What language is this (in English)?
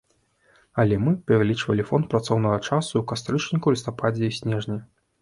Belarusian